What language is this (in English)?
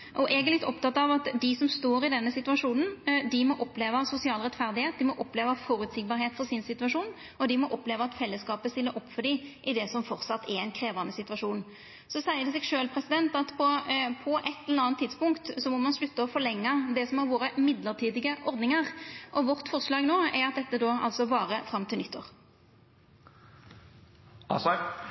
Norwegian Nynorsk